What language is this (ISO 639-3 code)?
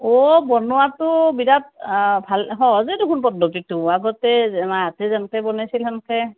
asm